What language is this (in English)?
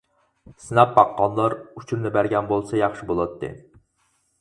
Uyghur